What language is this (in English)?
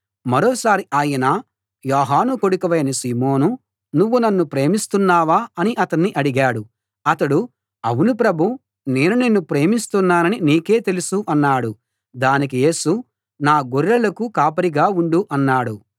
Telugu